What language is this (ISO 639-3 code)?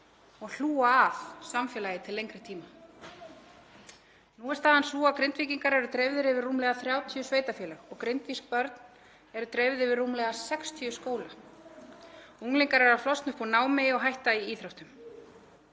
isl